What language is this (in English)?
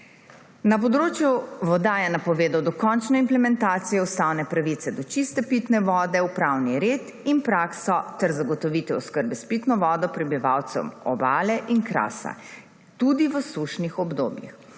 Slovenian